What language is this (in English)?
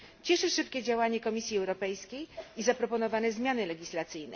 Polish